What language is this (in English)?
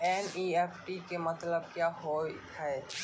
Maithili